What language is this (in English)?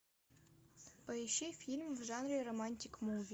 Russian